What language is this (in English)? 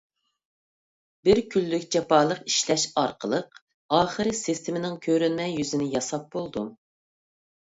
Uyghur